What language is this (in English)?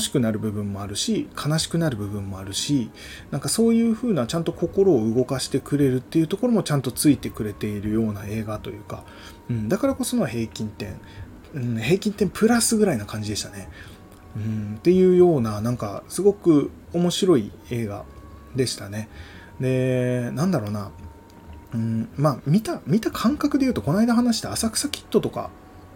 Japanese